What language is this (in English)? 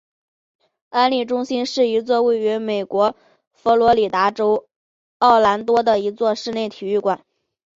Chinese